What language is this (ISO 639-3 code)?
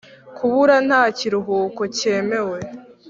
kin